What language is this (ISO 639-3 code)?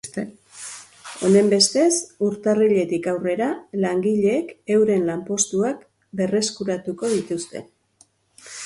eus